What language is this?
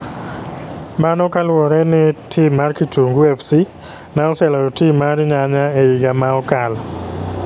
Luo (Kenya and Tanzania)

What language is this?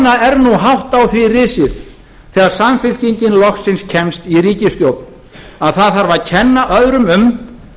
Icelandic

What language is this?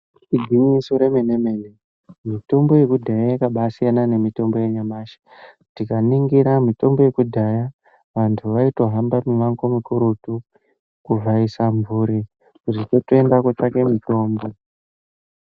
Ndau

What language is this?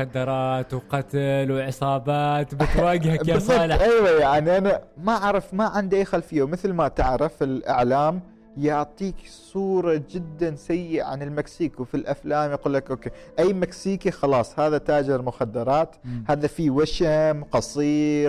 Arabic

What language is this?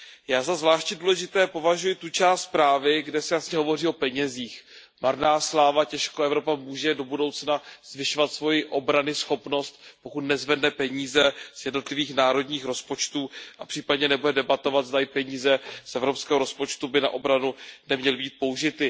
Czech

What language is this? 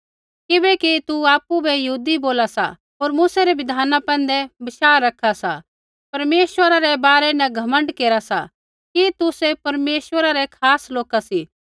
Kullu Pahari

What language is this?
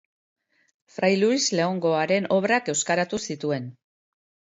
Basque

